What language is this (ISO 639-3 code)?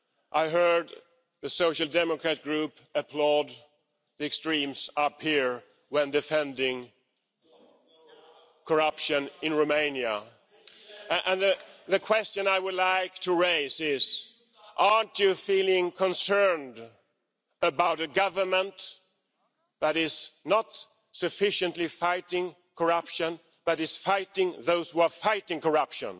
eng